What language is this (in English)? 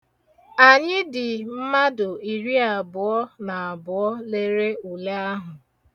Igbo